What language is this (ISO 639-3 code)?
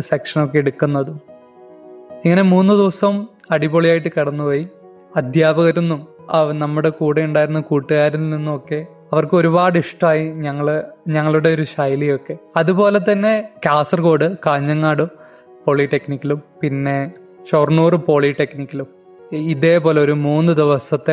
mal